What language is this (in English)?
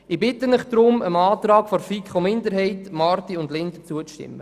Swiss German